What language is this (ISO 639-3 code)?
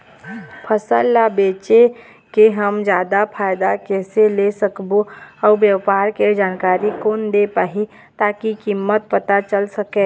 hne